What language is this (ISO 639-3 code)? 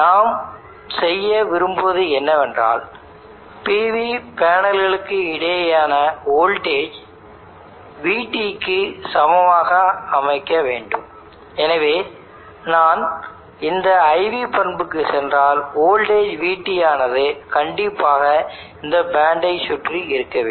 tam